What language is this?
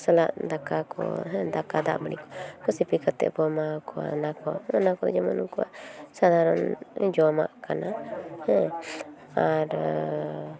Santali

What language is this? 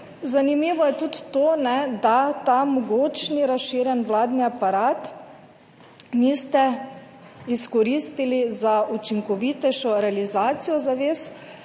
Slovenian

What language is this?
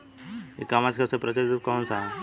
Bhojpuri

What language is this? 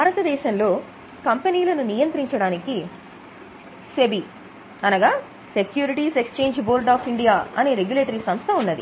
Telugu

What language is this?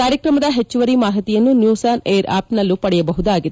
Kannada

